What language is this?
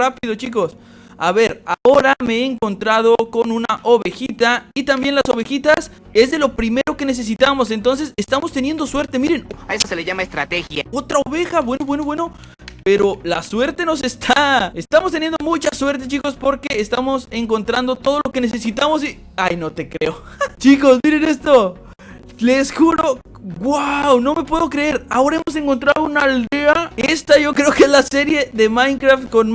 Spanish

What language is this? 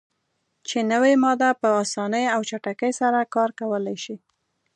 Pashto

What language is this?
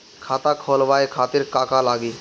Bhojpuri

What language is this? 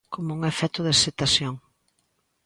Galician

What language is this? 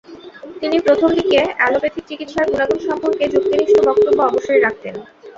Bangla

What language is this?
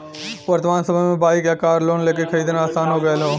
Bhojpuri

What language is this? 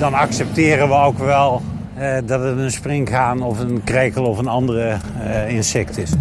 Dutch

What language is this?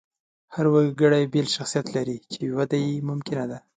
Pashto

